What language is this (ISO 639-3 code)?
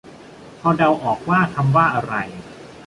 tha